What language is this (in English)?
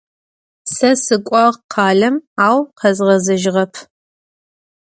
Adyghe